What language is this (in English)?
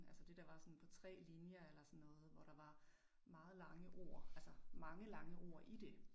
Danish